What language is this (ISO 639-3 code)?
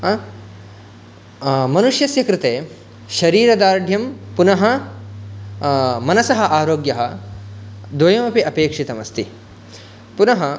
san